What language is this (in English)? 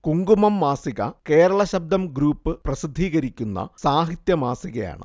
Malayalam